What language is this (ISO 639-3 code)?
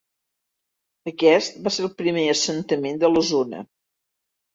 cat